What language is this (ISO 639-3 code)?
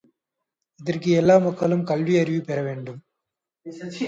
tam